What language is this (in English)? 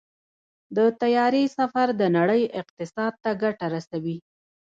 Pashto